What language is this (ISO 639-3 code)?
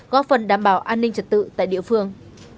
vie